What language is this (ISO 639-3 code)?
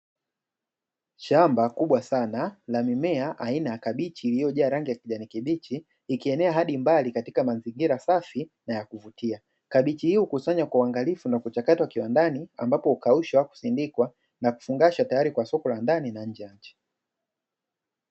swa